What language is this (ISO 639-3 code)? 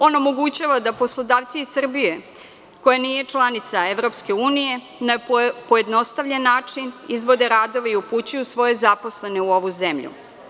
srp